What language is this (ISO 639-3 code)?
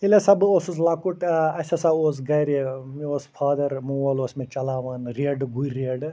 kas